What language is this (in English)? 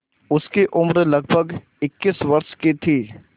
Hindi